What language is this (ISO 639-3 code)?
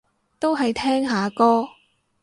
yue